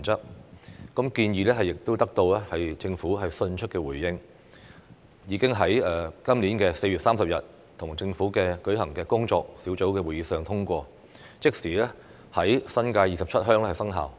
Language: Cantonese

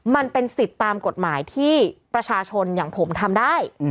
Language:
Thai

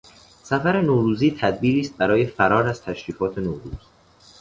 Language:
Persian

